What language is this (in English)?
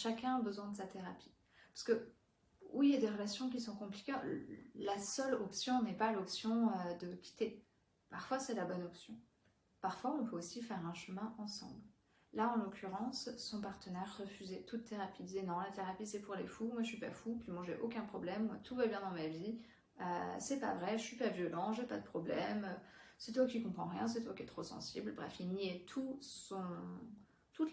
French